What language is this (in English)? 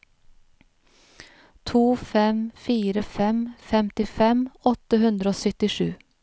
Norwegian